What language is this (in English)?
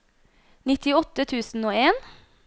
Norwegian